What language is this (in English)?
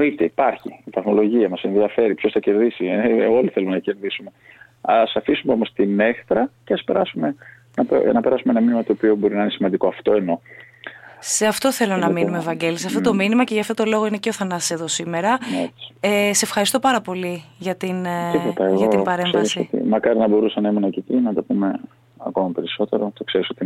Greek